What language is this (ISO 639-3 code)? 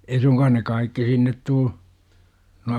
fin